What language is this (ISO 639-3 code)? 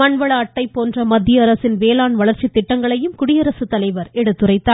tam